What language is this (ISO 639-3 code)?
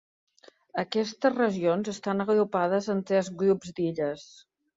cat